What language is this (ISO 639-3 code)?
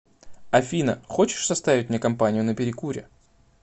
rus